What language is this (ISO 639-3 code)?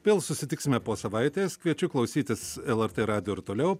lit